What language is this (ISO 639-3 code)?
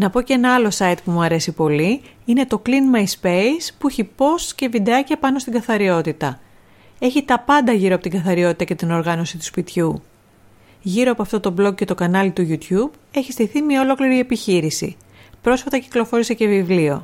ell